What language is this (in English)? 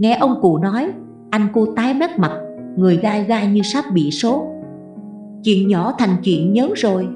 Vietnamese